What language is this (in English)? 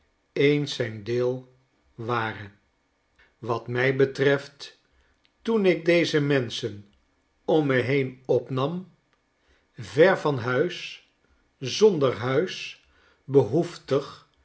Dutch